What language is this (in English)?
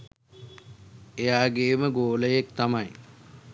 Sinhala